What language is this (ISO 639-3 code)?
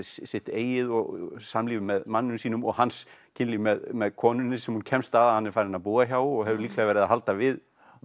isl